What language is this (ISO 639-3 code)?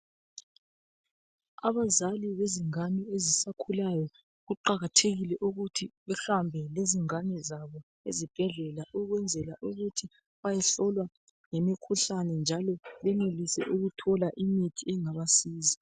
nde